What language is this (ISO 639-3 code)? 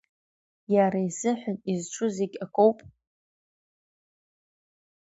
abk